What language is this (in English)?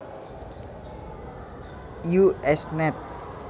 Javanese